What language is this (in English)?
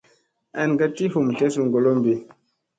Musey